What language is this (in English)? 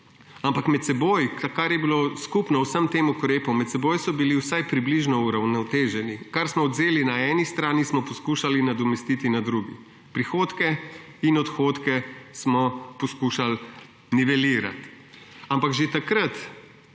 Slovenian